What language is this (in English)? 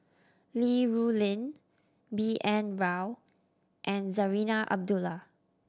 English